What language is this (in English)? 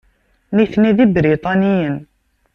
Kabyle